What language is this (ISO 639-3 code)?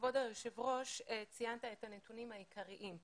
heb